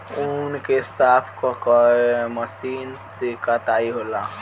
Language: Bhojpuri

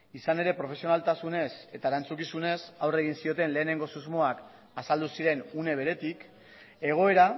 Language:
Basque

